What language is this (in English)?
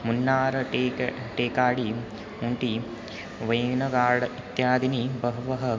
Sanskrit